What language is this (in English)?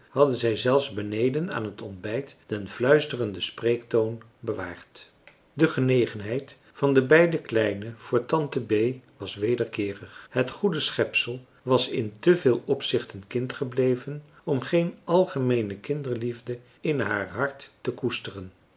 Dutch